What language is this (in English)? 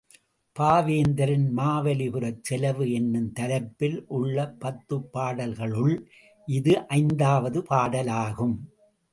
Tamil